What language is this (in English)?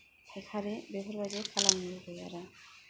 Bodo